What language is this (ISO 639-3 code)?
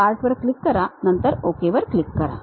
mar